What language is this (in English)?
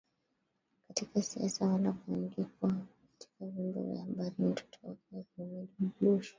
Swahili